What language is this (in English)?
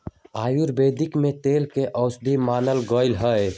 Magahi